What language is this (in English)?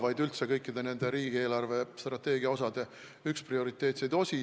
Estonian